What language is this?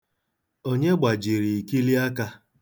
Igbo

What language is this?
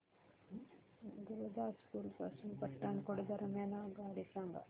Marathi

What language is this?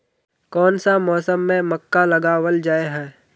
Magahi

